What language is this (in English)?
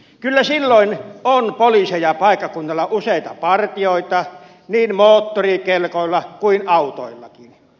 Finnish